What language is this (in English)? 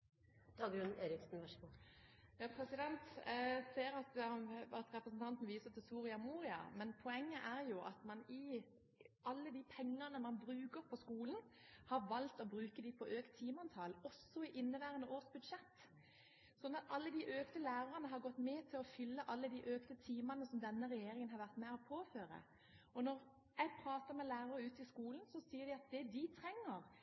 Norwegian Bokmål